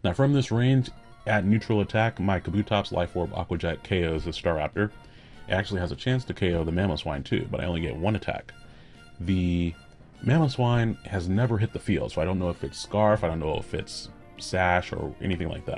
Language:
English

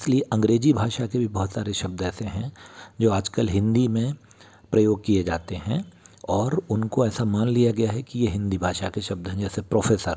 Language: Hindi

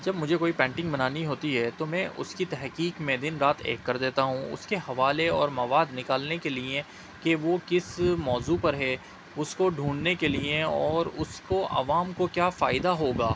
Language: Urdu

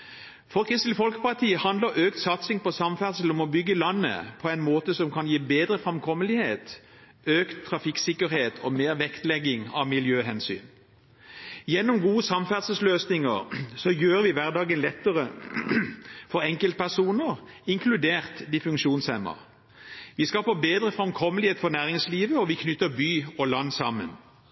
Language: Norwegian Bokmål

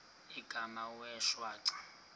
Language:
Xhosa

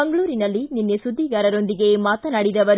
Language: Kannada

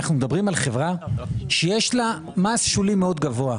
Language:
Hebrew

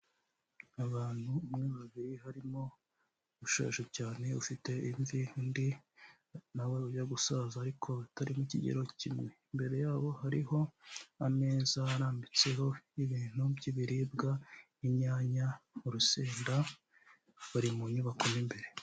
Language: Kinyarwanda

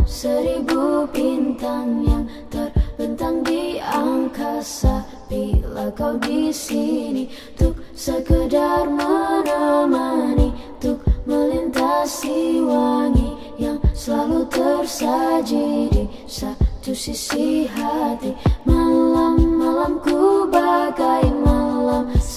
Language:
Vietnamese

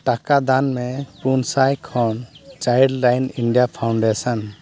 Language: Santali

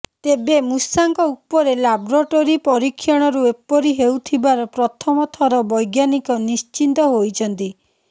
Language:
Odia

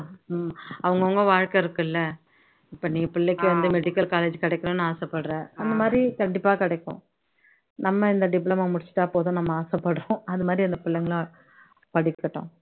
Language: Tamil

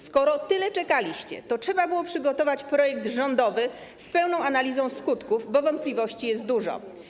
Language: Polish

